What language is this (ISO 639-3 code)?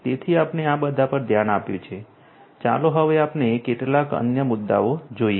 guj